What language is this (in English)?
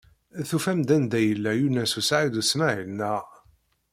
Kabyle